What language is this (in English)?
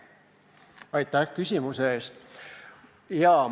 Estonian